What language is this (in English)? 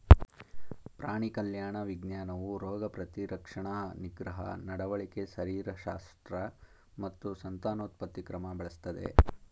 Kannada